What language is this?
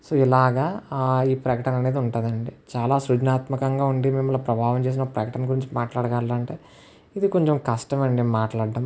Telugu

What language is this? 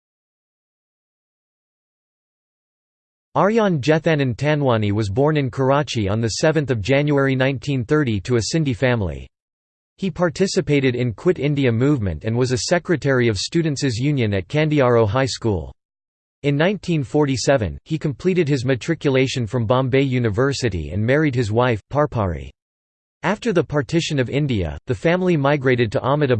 English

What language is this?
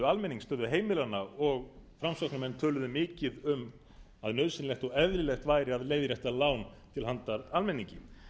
Icelandic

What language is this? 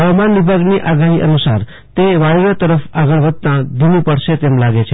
Gujarati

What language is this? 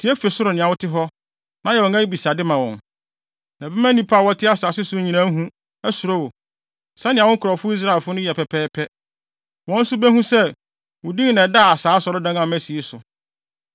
Akan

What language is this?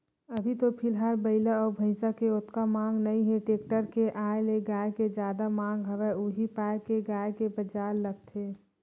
Chhattisgarhi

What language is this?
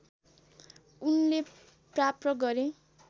Nepali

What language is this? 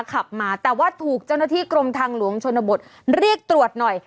Thai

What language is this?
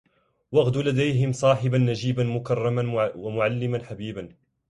Arabic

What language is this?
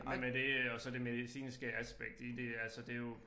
Danish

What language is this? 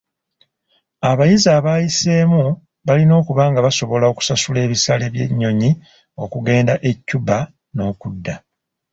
Ganda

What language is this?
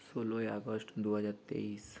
Bangla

